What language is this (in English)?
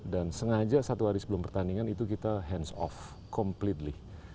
Indonesian